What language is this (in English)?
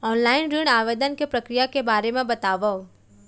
Chhattisgarhi